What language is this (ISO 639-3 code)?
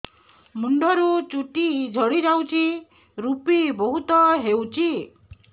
ori